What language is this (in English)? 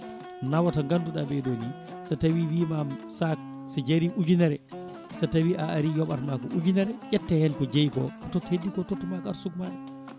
Fula